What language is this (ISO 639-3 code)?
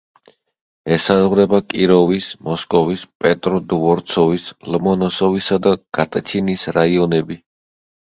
kat